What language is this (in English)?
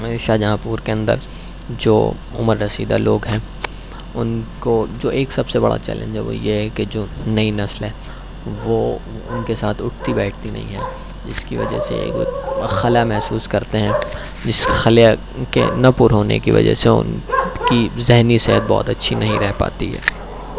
Urdu